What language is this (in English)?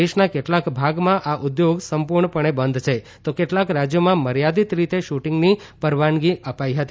Gujarati